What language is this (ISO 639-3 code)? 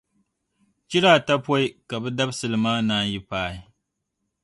dag